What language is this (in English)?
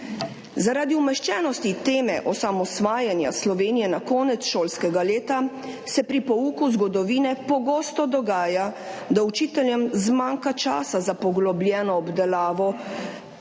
Slovenian